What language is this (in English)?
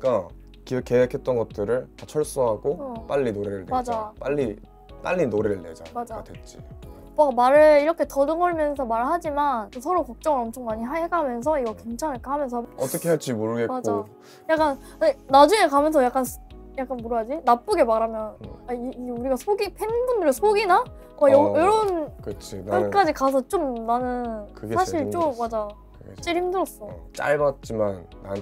Korean